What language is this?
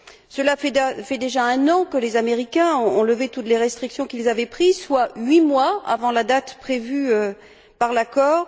French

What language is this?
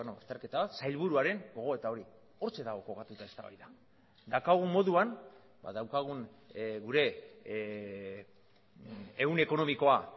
Basque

